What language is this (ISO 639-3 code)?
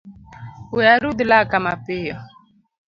luo